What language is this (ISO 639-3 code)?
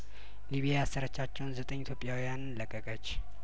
amh